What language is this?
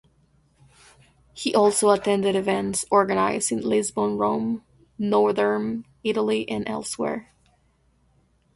English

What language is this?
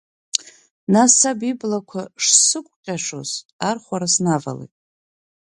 Abkhazian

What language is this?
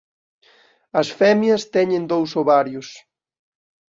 Galician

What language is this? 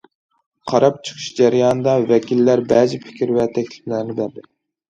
Uyghur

